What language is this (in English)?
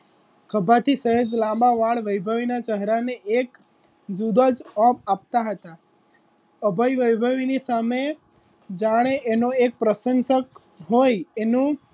Gujarati